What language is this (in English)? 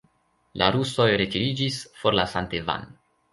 Esperanto